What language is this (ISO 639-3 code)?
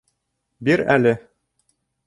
bak